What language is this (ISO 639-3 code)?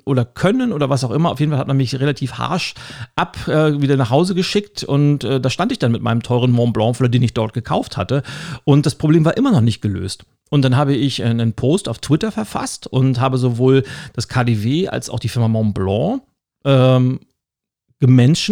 deu